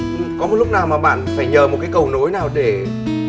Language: Vietnamese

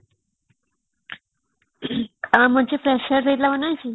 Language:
Odia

